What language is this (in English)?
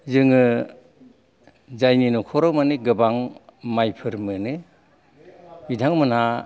Bodo